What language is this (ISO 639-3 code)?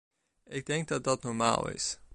nld